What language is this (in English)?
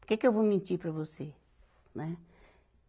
Portuguese